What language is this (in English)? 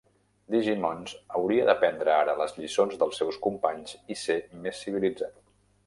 Catalan